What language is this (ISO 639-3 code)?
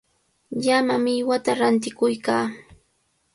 qvl